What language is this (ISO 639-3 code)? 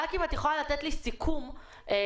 heb